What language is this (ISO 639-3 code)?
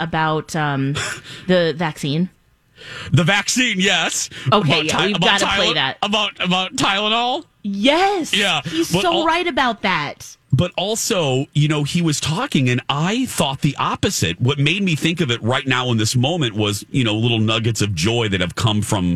eng